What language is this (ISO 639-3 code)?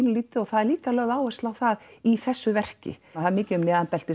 isl